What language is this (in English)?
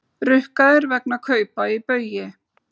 Icelandic